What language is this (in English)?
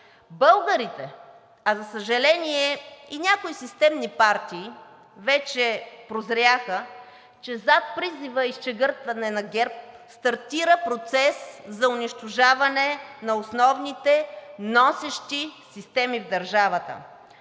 Bulgarian